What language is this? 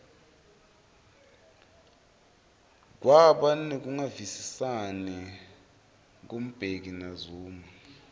Swati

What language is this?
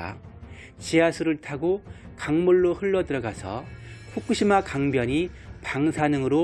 Korean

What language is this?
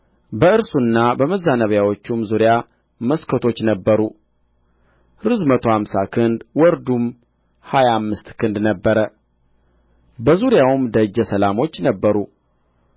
Amharic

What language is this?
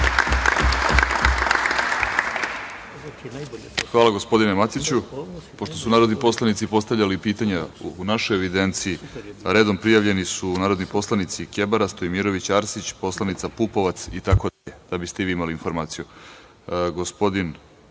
Serbian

